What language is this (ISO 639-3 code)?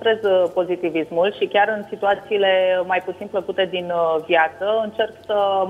ron